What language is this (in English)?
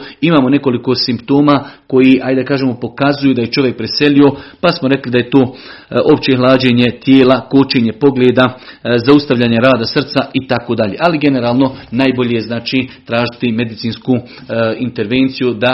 Croatian